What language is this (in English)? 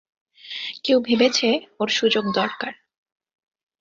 Bangla